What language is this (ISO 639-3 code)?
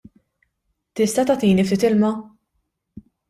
mlt